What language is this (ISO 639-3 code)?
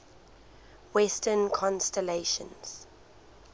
eng